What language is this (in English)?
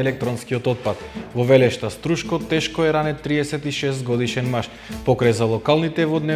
Macedonian